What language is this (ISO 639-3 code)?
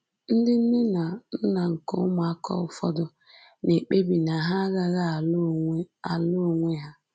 ibo